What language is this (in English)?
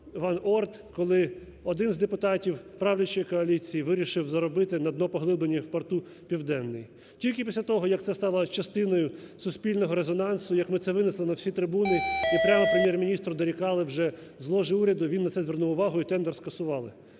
Ukrainian